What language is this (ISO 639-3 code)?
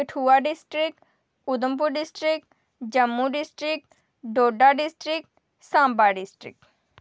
doi